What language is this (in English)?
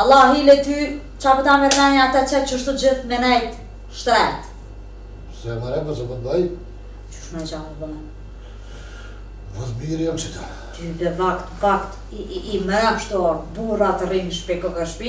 Romanian